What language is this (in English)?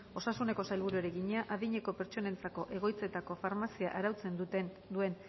Basque